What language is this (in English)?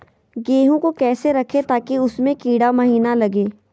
Magahi